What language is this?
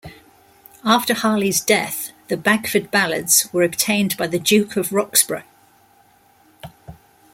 English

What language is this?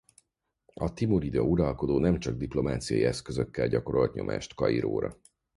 Hungarian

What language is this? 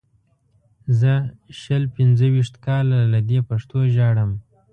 Pashto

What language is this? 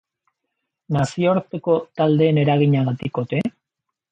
Basque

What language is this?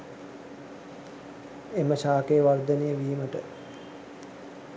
Sinhala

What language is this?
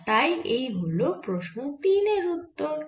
Bangla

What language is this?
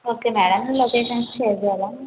Telugu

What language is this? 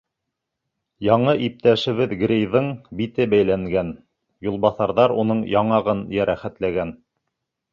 Bashkir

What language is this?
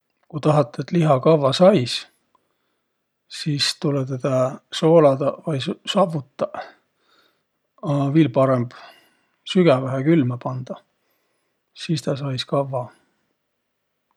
Võro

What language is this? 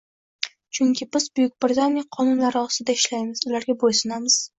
Uzbek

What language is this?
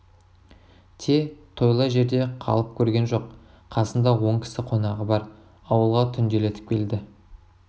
Kazakh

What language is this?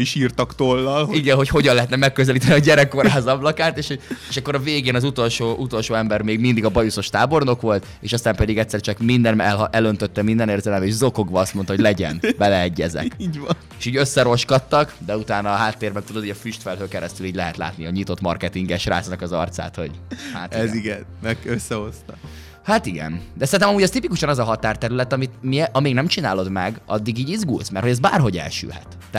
Hungarian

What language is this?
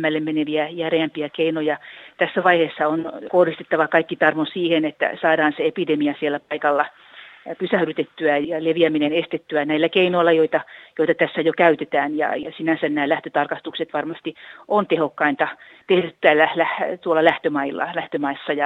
Finnish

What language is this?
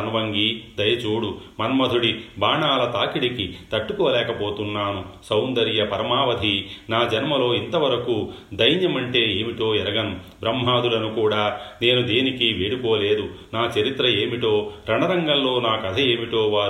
Telugu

